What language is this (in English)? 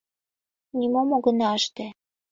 Mari